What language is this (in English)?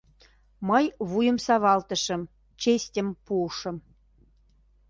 Mari